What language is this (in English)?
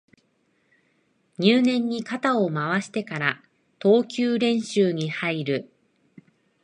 Japanese